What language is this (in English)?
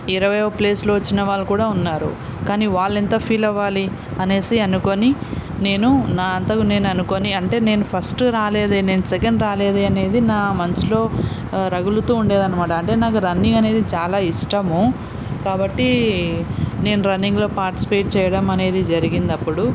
Telugu